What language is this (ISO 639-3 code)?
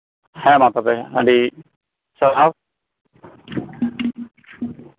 sat